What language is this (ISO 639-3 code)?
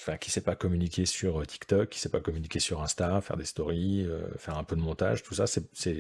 fra